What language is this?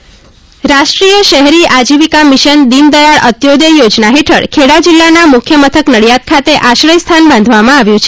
Gujarati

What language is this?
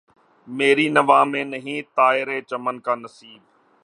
Urdu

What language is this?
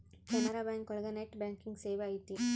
Kannada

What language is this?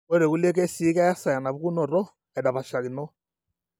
Masai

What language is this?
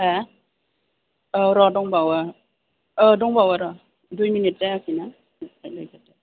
Bodo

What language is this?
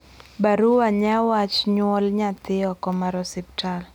Luo (Kenya and Tanzania)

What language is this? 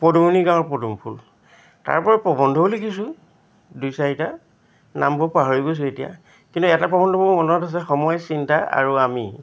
Assamese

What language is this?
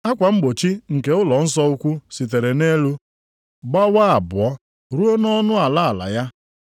Igbo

